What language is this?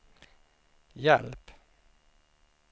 Swedish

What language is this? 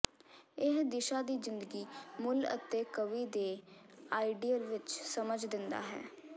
Punjabi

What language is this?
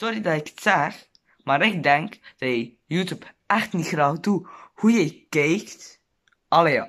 Dutch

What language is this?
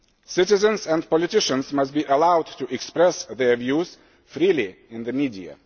English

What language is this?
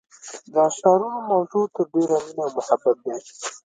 Pashto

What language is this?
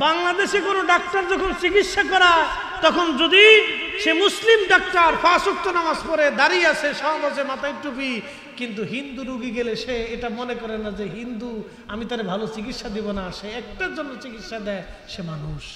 Bangla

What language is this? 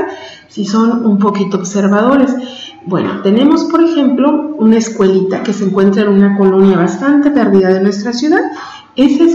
Spanish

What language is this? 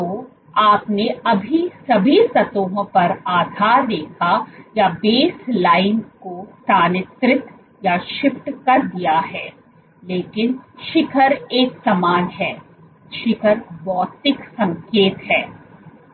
Hindi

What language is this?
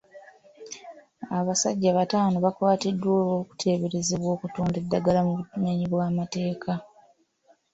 Ganda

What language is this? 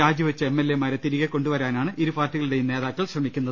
Malayalam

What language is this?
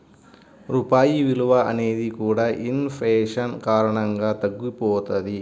Telugu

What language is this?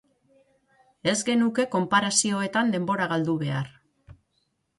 Basque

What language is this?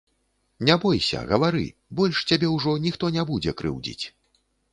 Belarusian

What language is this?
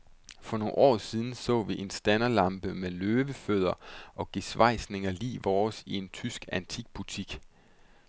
Danish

